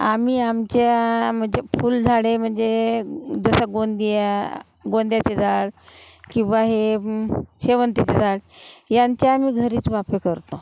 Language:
Marathi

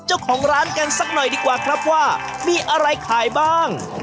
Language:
Thai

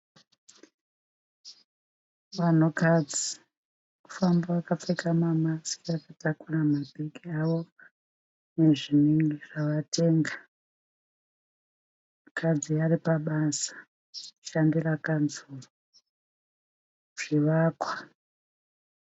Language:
Shona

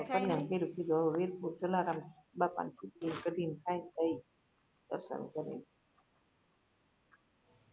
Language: Gujarati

